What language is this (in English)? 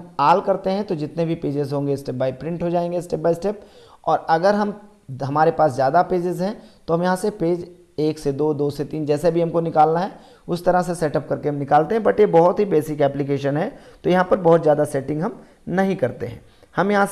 Hindi